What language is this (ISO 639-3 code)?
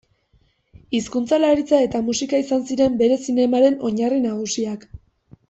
eus